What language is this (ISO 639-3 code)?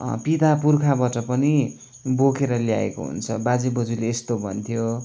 nep